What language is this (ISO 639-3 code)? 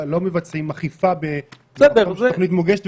heb